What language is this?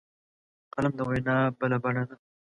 Pashto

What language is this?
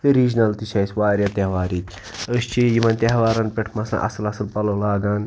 Kashmiri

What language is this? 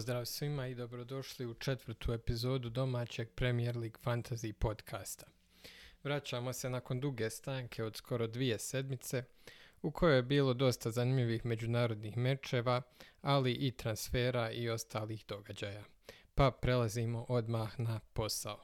Croatian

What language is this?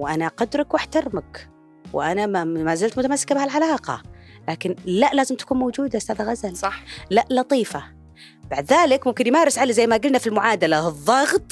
Arabic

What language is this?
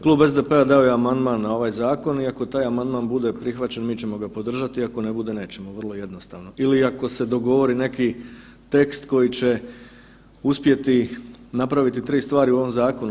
Croatian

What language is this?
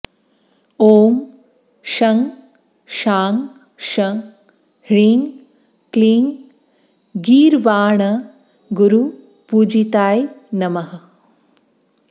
Sanskrit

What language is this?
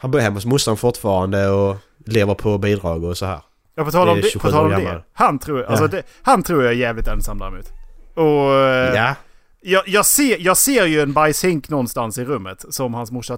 Swedish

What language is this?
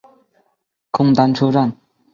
Chinese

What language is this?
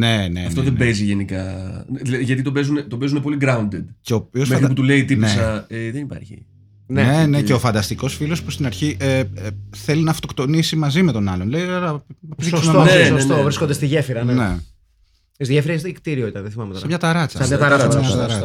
Greek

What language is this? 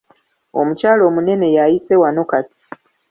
Ganda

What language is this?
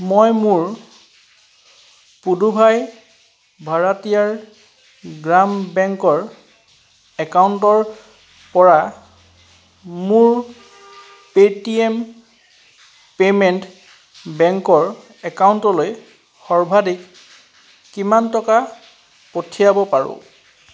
Assamese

